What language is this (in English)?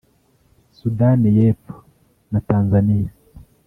Kinyarwanda